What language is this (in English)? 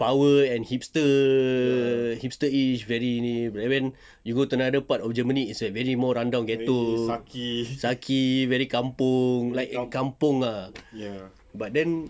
English